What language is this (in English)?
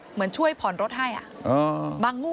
Thai